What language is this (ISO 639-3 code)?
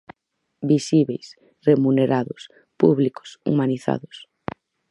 glg